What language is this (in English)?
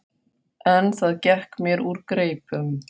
Icelandic